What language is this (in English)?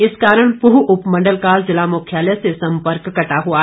Hindi